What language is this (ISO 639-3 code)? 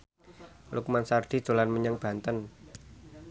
jav